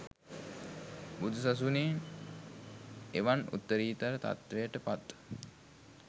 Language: Sinhala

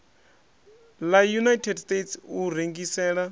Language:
Venda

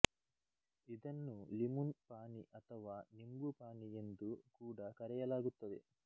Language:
Kannada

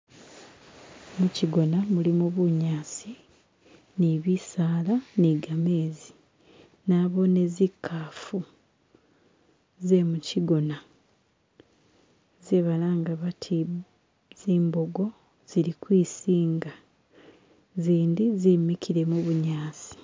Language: Masaaba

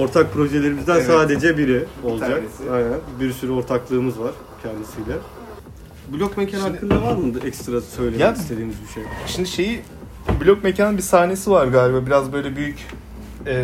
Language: Turkish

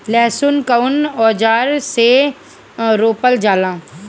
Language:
Bhojpuri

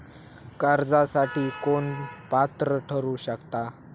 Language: Marathi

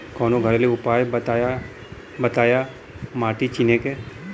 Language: Bhojpuri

